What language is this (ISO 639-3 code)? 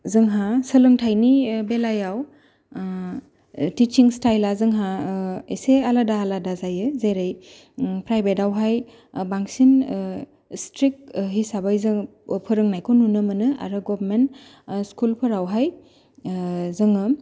brx